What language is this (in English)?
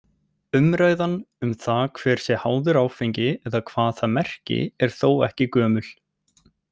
Icelandic